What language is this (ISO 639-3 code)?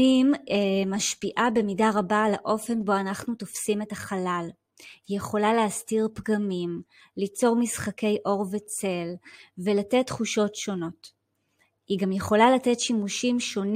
heb